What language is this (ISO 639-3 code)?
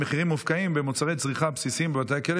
heb